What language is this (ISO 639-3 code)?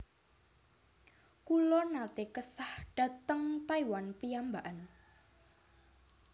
jav